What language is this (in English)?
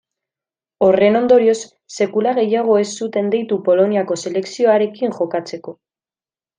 Basque